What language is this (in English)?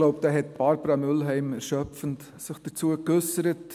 Swiss German